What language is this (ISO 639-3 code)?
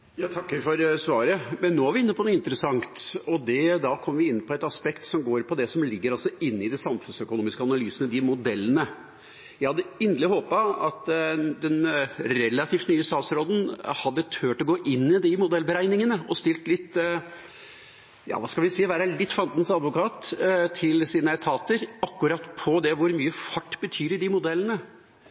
nor